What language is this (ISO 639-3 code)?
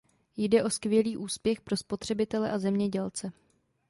ces